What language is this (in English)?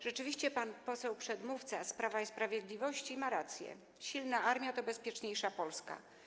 Polish